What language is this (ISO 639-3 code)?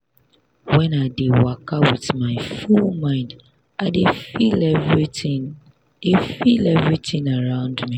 pcm